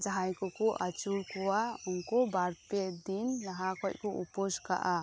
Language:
Santali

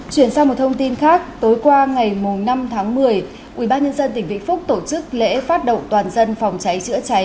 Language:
Vietnamese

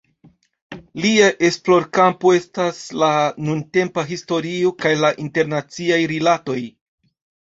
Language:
Esperanto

